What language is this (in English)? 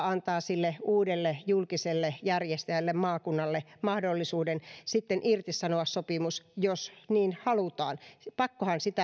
Finnish